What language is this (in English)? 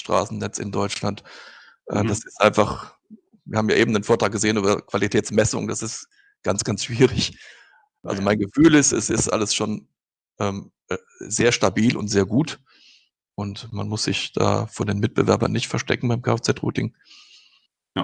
German